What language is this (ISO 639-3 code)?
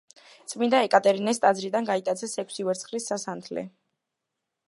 kat